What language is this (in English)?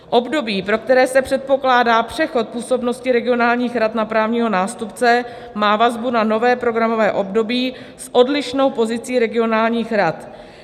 Czech